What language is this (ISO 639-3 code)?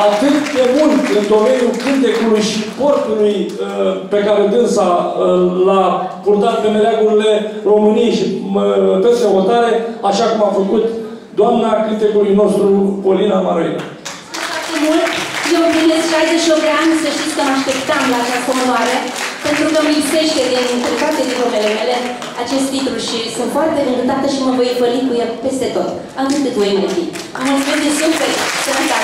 ron